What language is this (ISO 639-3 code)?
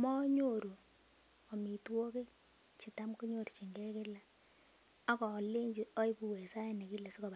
kln